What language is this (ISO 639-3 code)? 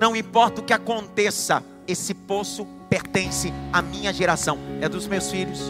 por